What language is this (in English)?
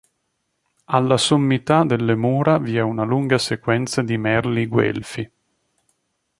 Italian